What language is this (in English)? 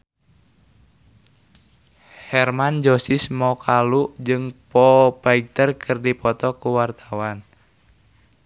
Sundanese